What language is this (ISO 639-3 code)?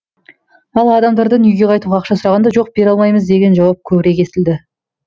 kaz